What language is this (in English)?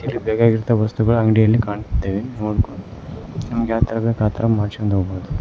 Kannada